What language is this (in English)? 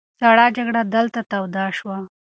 Pashto